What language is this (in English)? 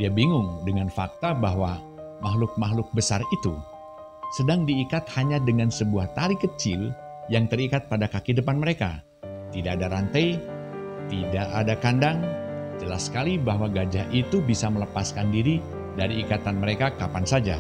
Indonesian